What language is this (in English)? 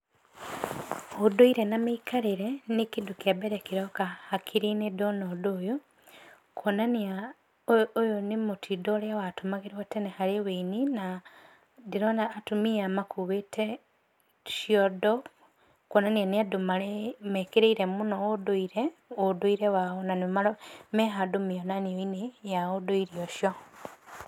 Kikuyu